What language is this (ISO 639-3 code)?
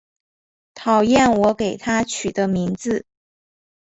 zho